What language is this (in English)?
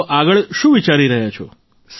Gujarati